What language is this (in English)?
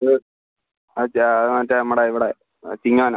Malayalam